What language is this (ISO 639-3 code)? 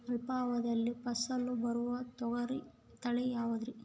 kan